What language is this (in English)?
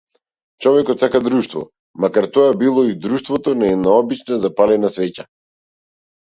Macedonian